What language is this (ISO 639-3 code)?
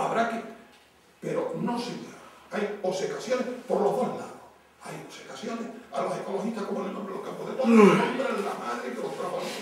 spa